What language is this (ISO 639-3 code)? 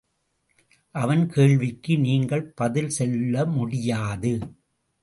tam